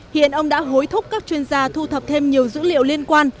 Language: Vietnamese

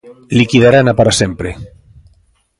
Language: Galician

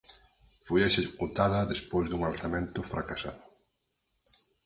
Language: Galician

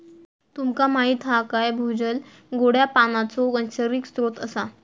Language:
Marathi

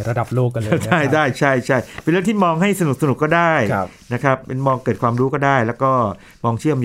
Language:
Thai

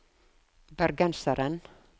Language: Norwegian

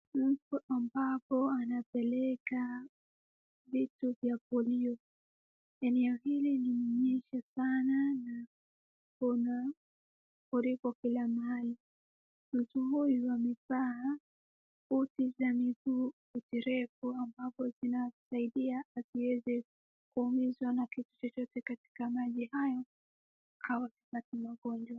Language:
Swahili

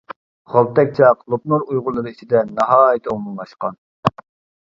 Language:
Uyghur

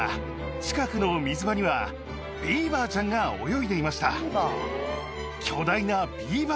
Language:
Japanese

